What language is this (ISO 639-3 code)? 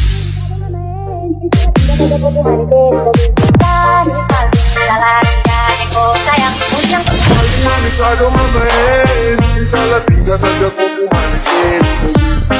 vie